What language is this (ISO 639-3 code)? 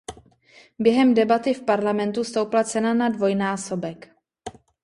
ces